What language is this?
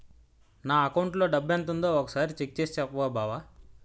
Telugu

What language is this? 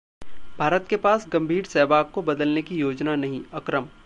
Hindi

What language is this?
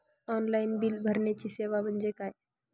Marathi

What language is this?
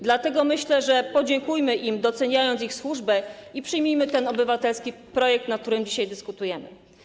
Polish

